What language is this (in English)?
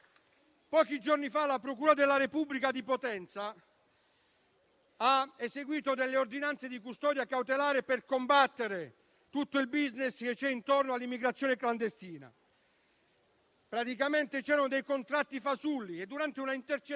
Italian